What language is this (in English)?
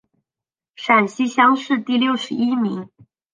Chinese